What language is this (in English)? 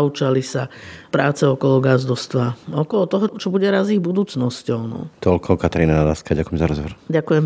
Slovak